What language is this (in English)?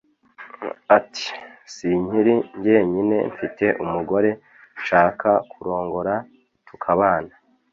Kinyarwanda